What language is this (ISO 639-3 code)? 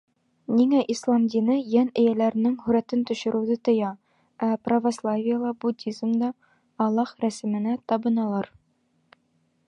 bak